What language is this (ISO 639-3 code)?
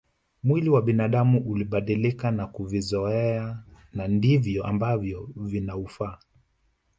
swa